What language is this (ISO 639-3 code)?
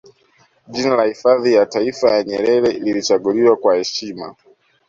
swa